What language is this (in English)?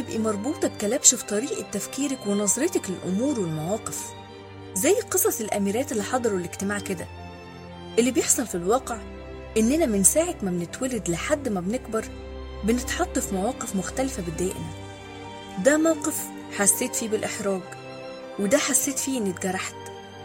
Arabic